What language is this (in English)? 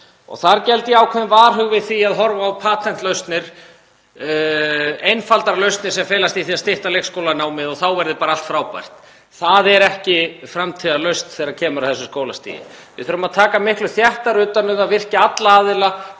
Icelandic